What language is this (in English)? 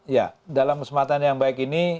Indonesian